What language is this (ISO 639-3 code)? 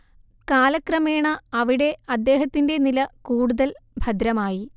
mal